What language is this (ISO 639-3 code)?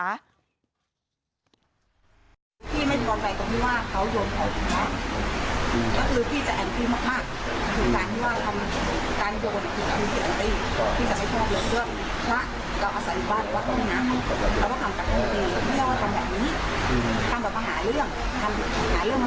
tha